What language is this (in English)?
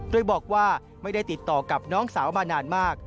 Thai